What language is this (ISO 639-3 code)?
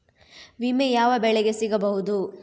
kan